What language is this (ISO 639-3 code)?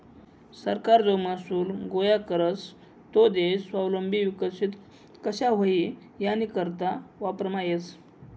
mar